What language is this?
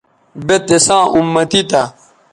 Bateri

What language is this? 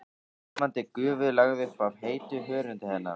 Icelandic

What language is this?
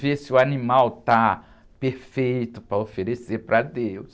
Portuguese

